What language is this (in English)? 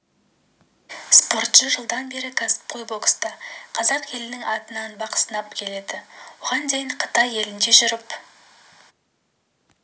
Kazakh